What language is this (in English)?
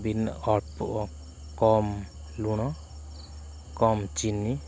Odia